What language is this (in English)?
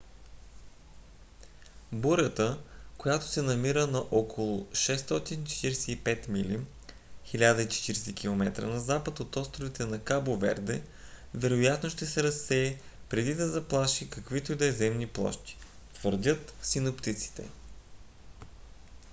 Bulgarian